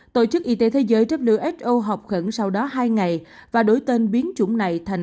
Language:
Vietnamese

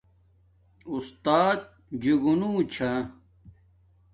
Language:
Domaaki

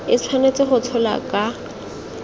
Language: Tswana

